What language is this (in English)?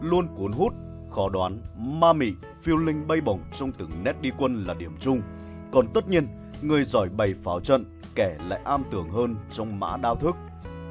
Vietnamese